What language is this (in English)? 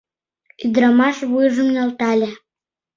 Mari